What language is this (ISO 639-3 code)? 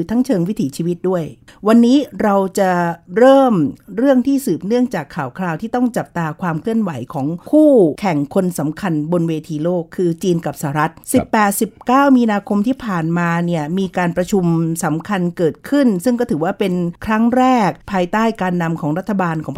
tha